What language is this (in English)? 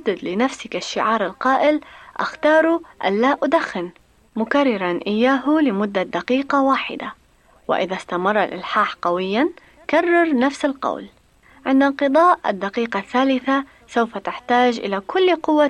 Arabic